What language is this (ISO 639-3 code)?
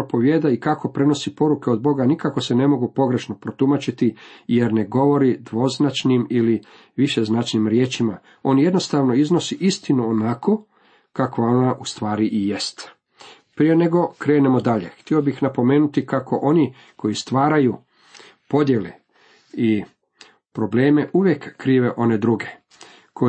hrv